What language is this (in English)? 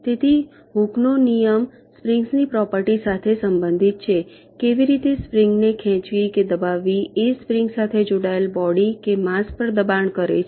Gujarati